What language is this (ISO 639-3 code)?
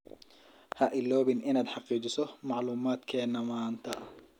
som